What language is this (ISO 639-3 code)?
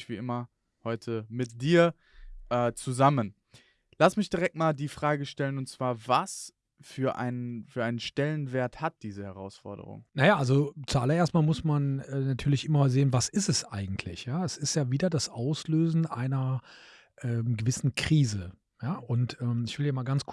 deu